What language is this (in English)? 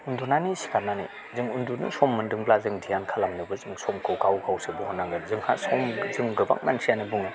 Bodo